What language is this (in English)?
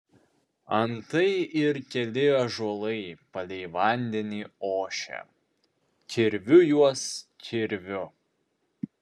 Lithuanian